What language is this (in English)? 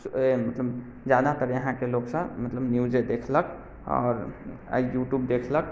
Maithili